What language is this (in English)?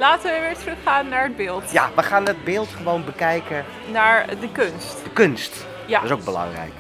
Dutch